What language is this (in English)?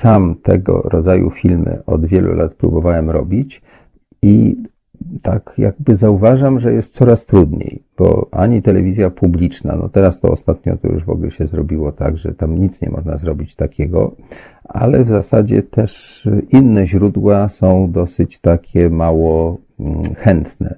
Polish